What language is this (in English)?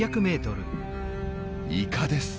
Japanese